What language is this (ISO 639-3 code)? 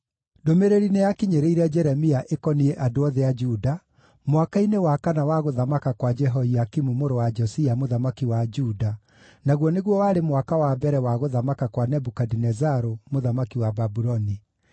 kik